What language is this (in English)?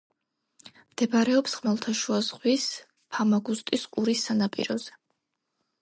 Georgian